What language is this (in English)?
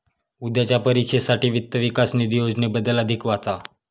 Marathi